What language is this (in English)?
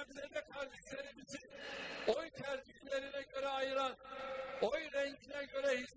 Turkish